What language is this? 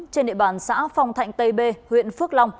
Vietnamese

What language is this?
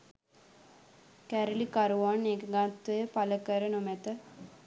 Sinhala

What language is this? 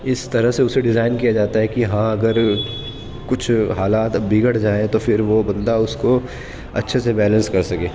Urdu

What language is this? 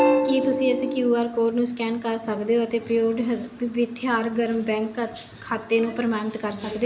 Punjabi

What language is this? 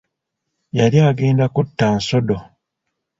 Ganda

